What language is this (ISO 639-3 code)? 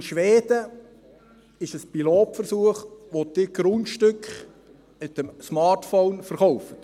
gsw